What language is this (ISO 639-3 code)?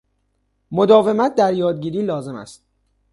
fas